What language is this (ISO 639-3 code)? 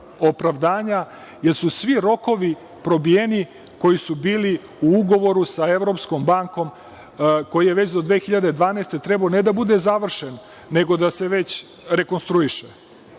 srp